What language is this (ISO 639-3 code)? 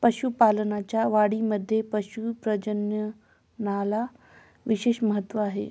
mar